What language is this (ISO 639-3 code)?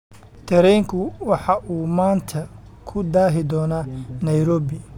som